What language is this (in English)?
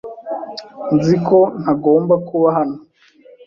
Kinyarwanda